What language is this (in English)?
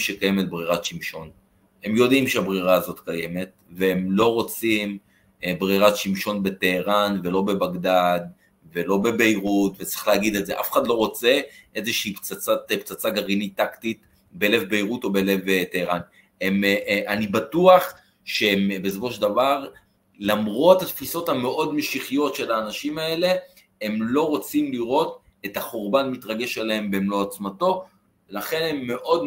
Hebrew